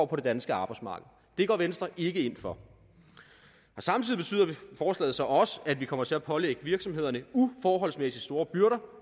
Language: Danish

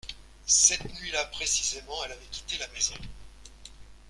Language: French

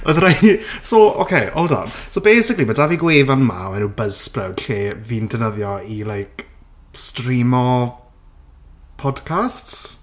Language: Welsh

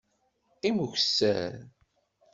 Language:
Kabyle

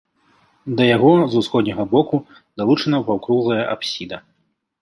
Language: Belarusian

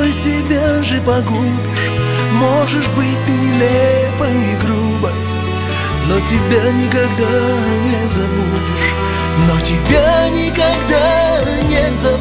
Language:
Russian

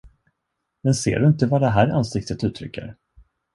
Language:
Swedish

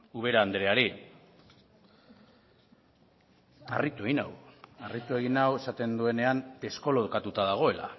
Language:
Basque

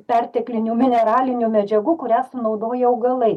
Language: Lithuanian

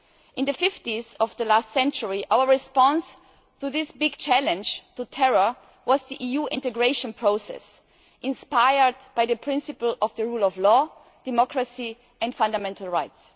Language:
English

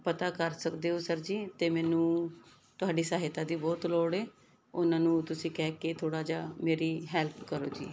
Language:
Punjabi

